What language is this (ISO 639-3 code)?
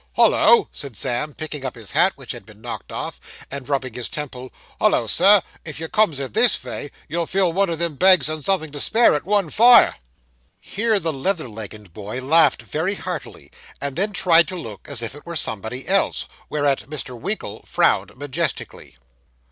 eng